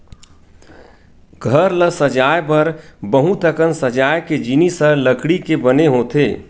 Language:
Chhattisgarhi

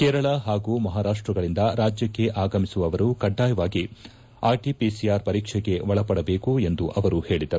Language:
Kannada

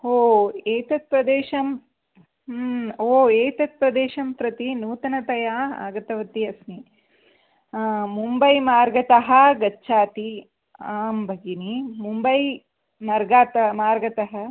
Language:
Sanskrit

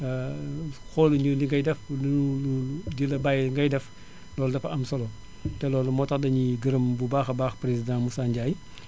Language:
Wolof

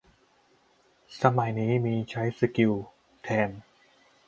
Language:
Thai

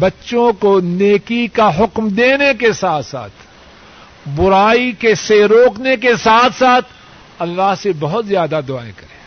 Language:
Urdu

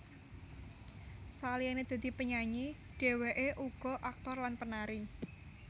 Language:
Javanese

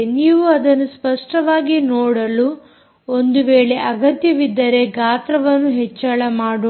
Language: Kannada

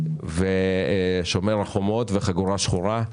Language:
Hebrew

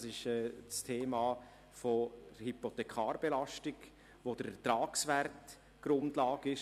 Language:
Swiss German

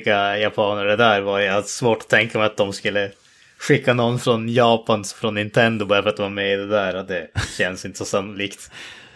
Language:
Swedish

